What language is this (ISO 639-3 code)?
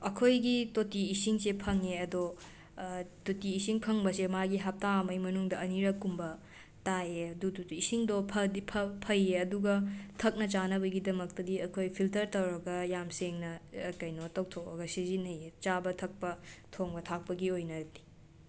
mni